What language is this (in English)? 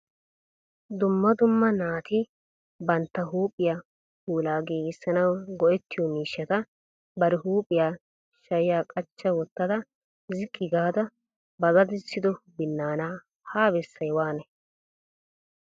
Wolaytta